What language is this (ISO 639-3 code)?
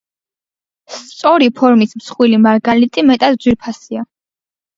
kat